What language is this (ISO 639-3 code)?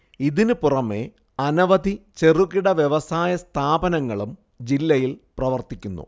mal